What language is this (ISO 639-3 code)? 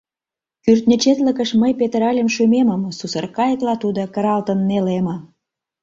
chm